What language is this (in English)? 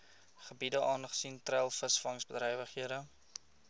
Afrikaans